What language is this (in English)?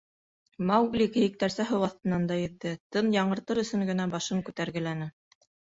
Bashkir